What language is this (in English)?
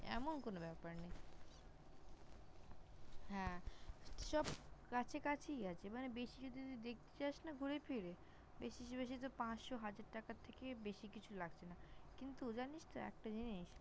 Bangla